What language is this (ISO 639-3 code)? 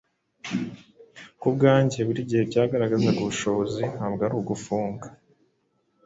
kin